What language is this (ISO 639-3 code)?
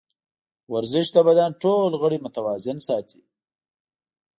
pus